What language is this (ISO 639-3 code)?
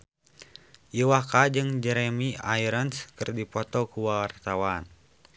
sun